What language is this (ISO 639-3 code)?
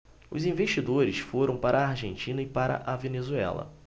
por